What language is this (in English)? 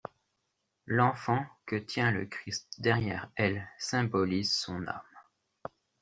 French